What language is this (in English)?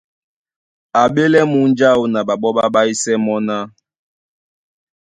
Duala